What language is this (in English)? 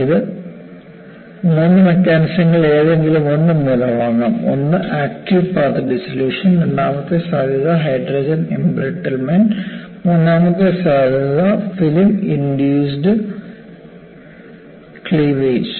Malayalam